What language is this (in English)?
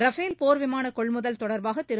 Tamil